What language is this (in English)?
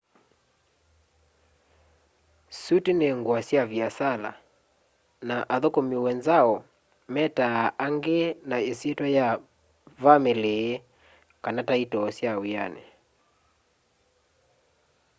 Kamba